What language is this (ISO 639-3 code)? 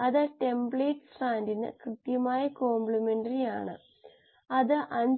mal